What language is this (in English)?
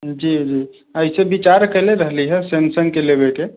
Maithili